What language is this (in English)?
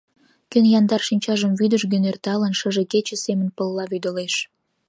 Mari